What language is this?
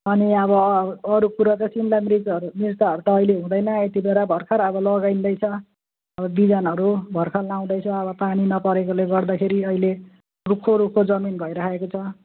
Nepali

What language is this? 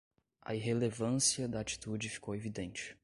Portuguese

